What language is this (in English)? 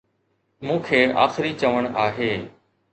Sindhi